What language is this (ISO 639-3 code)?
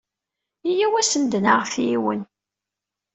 kab